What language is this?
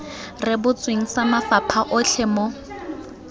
Tswana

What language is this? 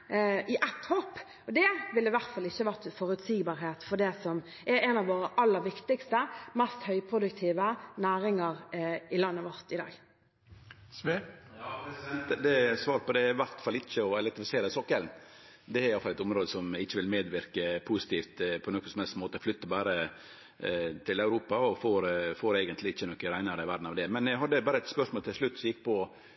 Norwegian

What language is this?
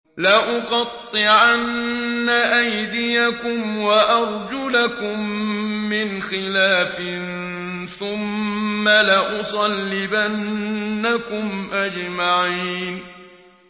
Arabic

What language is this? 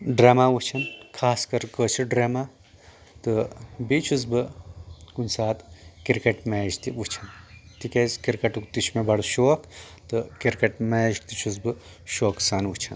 Kashmiri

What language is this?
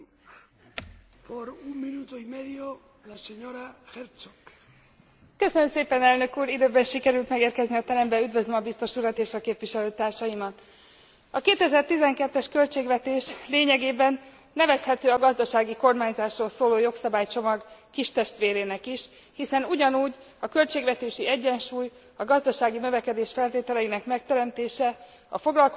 Hungarian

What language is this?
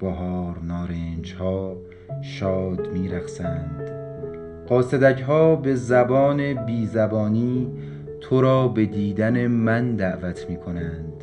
Persian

